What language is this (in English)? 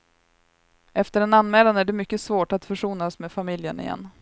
Swedish